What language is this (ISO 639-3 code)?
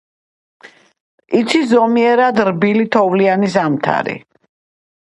kat